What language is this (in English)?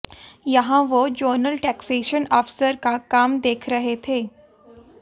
Hindi